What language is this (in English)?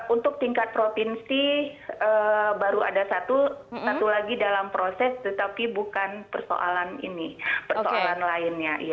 Indonesian